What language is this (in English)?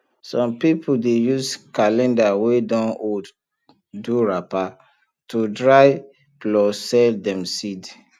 Nigerian Pidgin